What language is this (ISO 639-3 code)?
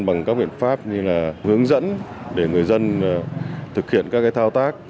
vie